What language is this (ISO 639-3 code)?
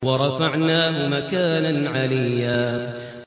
ara